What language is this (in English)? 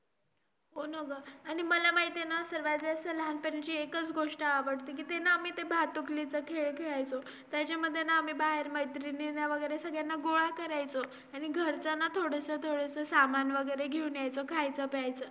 Marathi